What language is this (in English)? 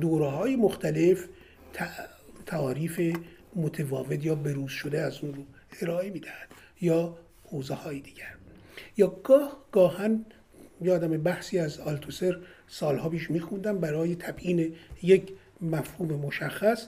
Persian